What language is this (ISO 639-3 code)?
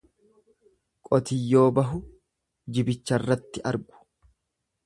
orm